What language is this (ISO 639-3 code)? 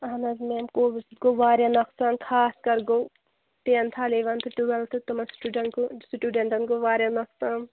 kas